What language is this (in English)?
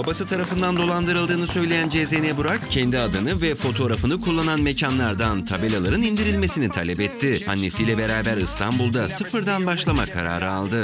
Turkish